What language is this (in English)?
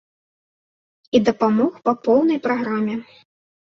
Belarusian